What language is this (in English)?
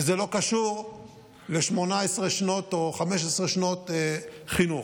Hebrew